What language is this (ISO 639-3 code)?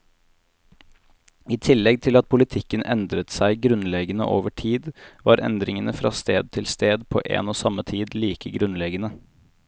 nor